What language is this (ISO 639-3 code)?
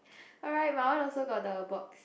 eng